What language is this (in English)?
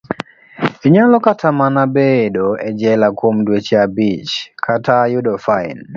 Luo (Kenya and Tanzania)